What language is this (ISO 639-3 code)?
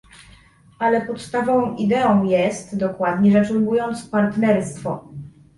pol